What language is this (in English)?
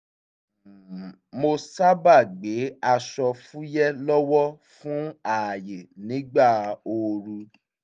Yoruba